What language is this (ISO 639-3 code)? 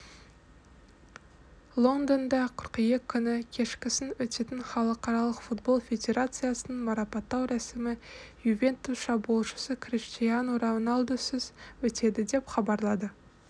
kaz